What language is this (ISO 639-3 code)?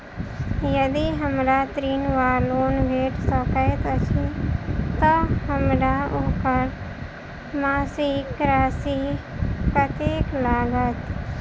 mai